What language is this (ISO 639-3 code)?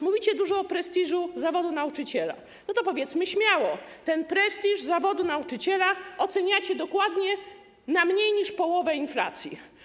pol